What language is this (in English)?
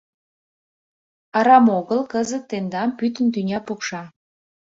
Mari